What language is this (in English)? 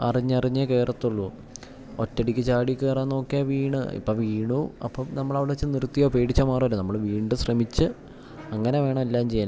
Malayalam